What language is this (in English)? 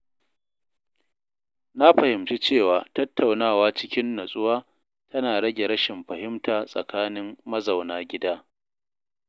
Hausa